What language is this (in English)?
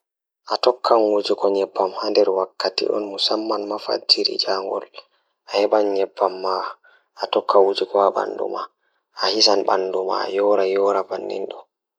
Fula